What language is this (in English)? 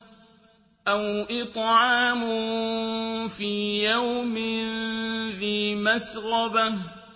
Arabic